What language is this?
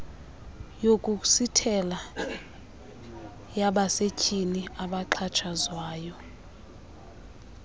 Xhosa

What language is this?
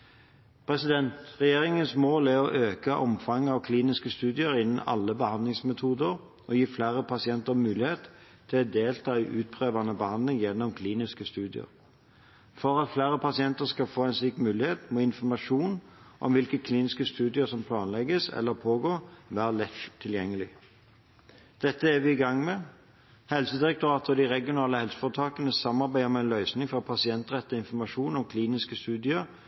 Norwegian Bokmål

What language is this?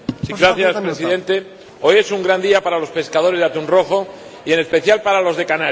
Spanish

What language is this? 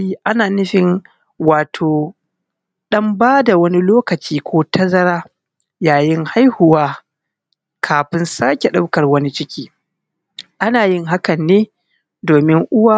Hausa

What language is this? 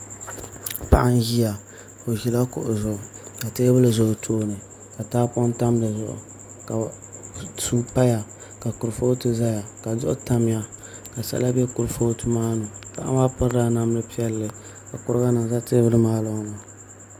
Dagbani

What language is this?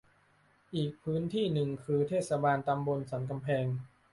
Thai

